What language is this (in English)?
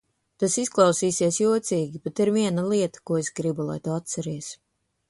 Latvian